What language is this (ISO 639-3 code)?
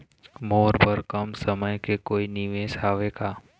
hne